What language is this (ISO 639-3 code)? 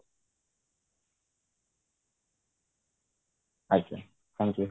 ori